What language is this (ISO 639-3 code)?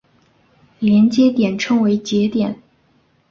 zho